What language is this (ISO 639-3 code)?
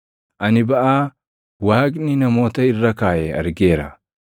orm